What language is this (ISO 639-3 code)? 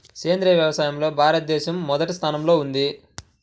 tel